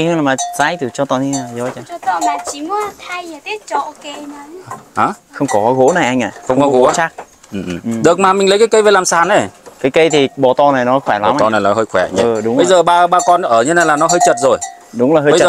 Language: Vietnamese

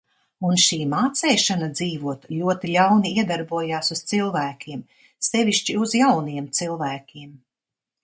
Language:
Latvian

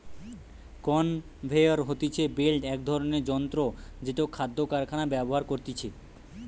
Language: Bangla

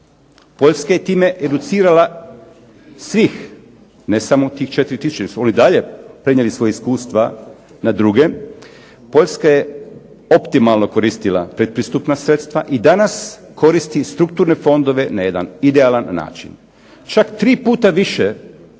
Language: Croatian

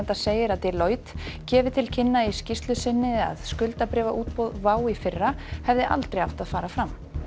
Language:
Icelandic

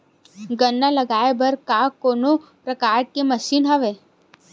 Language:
Chhattisgarhi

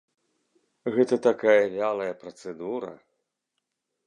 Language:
Belarusian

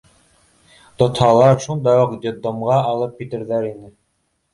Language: Bashkir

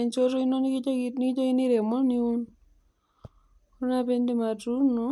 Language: Masai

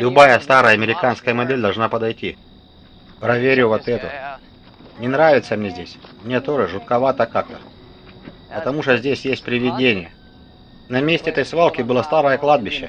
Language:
Russian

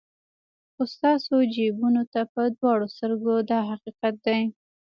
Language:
Pashto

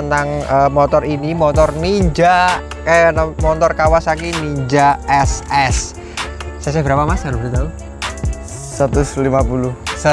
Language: Indonesian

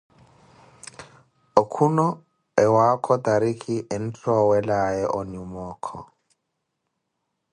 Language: Koti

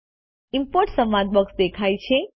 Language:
Gujarati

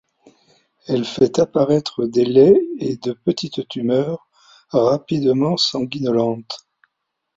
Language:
French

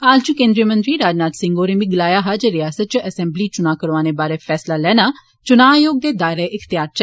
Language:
Dogri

